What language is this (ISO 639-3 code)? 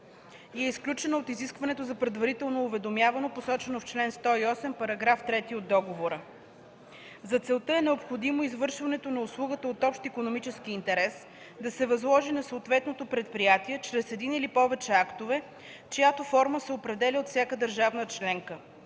bul